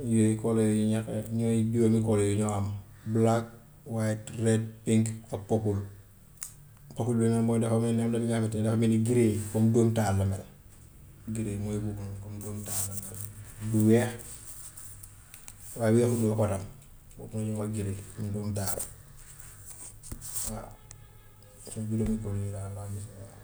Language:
Gambian Wolof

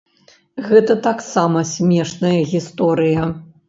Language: Belarusian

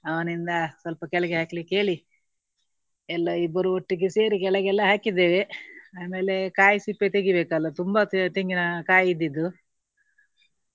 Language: Kannada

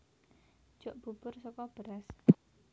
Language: Javanese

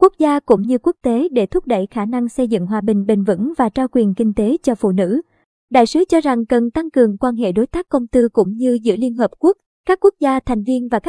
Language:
Vietnamese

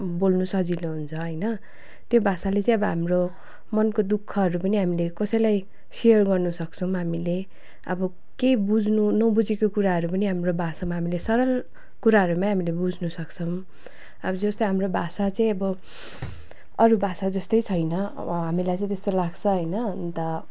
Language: Nepali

